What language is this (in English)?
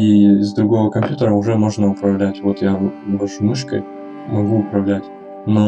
Russian